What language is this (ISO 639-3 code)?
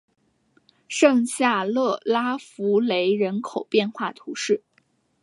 zho